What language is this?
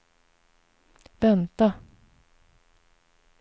Swedish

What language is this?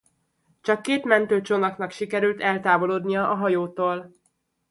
Hungarian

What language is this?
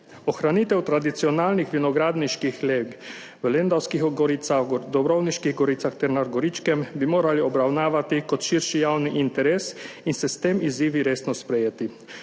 Slovenian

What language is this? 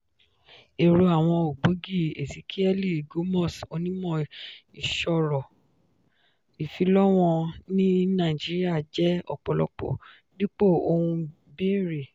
Yoruba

